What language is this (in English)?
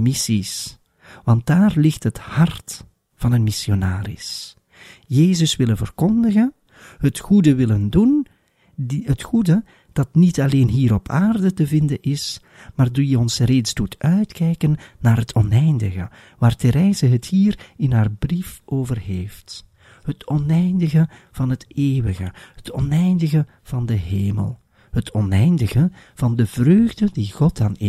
Dutch